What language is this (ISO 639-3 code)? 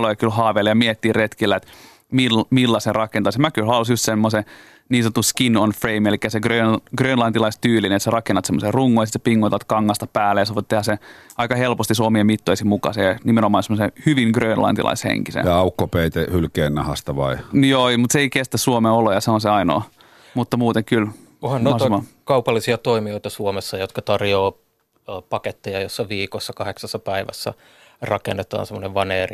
fin